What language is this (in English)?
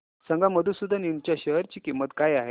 Marathi